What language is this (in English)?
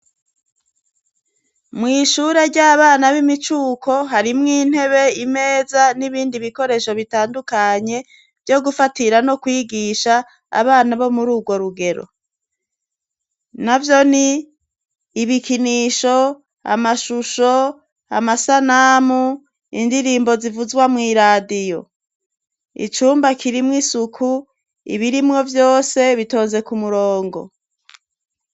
Rundi